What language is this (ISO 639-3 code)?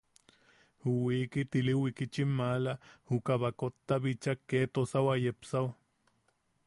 yaq